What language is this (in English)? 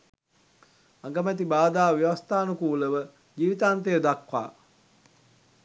Sinhala